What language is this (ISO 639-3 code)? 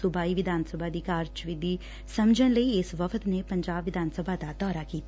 pan